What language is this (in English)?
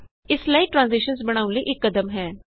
Punjabi